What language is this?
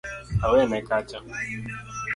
Luo (Kenya and Tanzania)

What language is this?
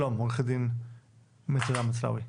Hebrew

